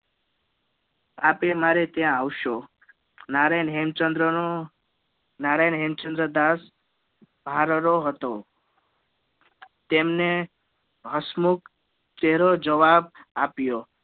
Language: Gujarati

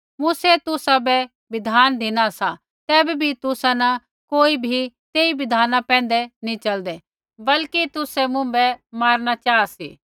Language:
Kullu Pahari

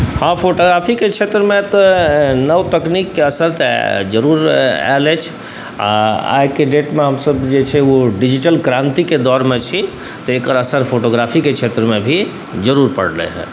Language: Maithili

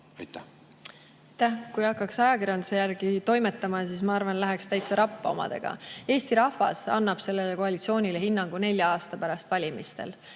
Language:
Estonian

